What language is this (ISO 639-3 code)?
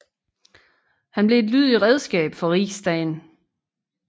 dan